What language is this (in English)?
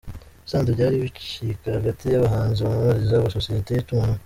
Kinyarwanda